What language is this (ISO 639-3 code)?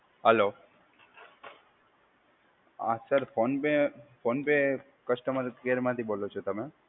guj